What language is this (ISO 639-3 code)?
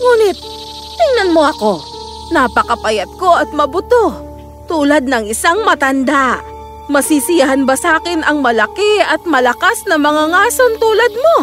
fil